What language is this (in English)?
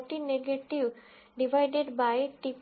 Gujarati